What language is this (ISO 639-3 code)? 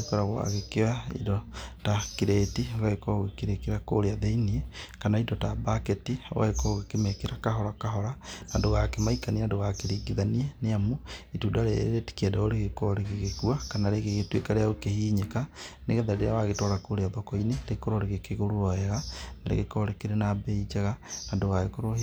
kik